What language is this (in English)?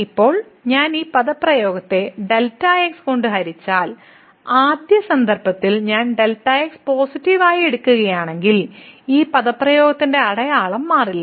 Malayalam